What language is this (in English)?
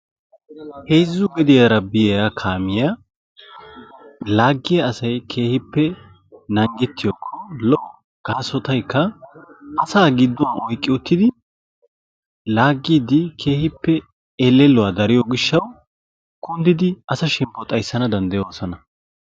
Wolaytta